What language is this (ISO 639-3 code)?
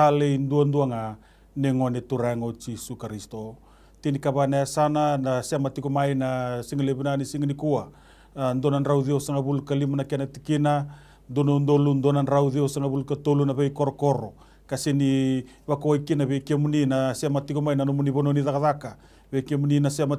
ita